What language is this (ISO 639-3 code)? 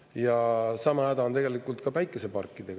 est